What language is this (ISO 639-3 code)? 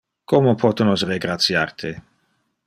ina